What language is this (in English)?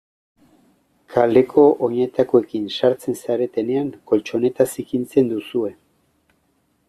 Basque